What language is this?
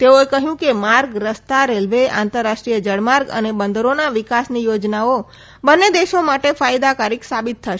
Gujarati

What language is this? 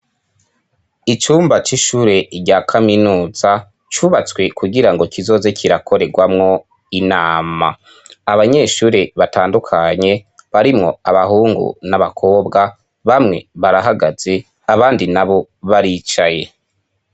Rundi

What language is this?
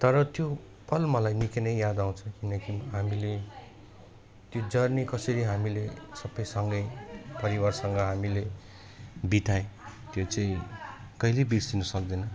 Nepali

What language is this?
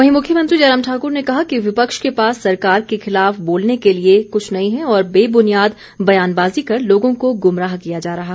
Hindi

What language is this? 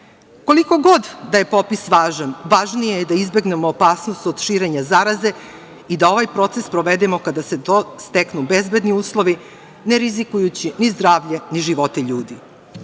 Serbian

